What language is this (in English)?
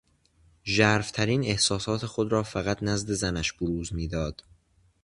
Persian